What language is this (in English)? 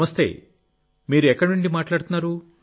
Telugu